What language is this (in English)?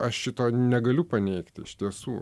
Lithuanian